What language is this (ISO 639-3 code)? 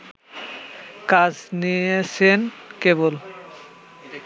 ben